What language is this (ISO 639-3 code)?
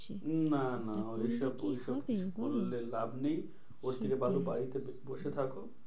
ben